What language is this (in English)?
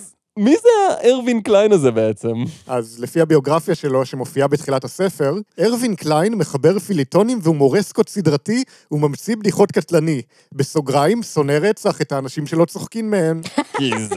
Hebrew